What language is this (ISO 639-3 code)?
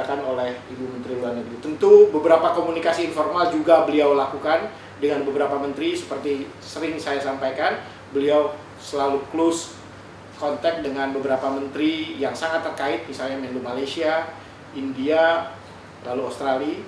ind